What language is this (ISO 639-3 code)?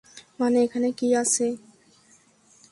ben